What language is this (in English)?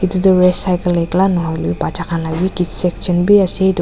Naga Pidgin